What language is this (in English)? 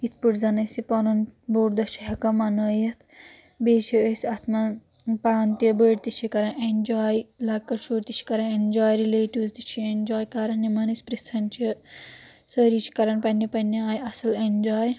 Kashmiri